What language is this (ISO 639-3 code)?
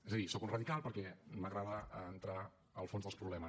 cat